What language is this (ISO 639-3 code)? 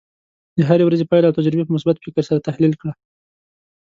pus